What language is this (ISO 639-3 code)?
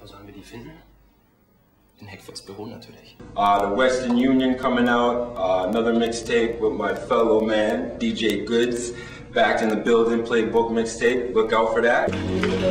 deu